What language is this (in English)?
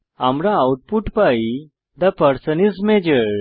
Bangla